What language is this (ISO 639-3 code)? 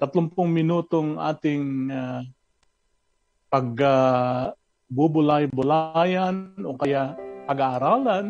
fil